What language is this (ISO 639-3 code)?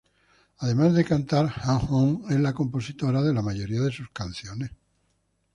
spa